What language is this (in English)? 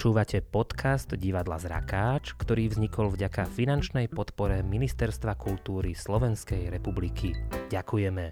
Slovak